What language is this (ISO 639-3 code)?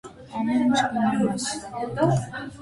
hye